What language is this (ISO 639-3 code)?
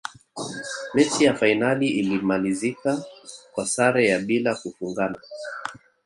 swa